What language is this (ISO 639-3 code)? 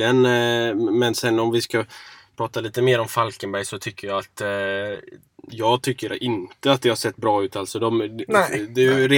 swe